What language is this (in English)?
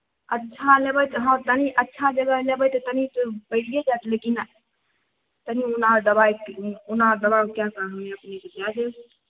Maithili